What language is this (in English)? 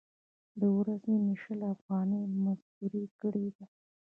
Pashto